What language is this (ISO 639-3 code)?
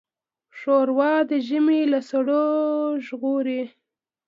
pus